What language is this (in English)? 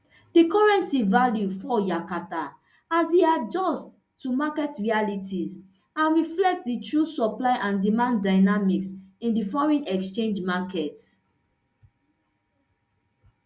Nigerian Pidgin